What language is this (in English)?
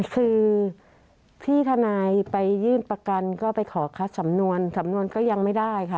Thai